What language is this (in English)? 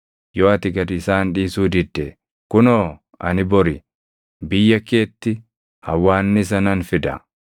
Oromo